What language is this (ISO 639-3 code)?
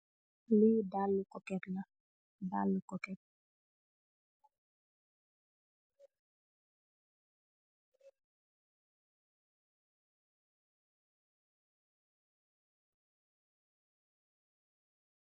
wol